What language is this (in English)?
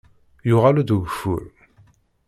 Kabyle